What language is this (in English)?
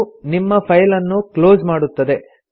Kannada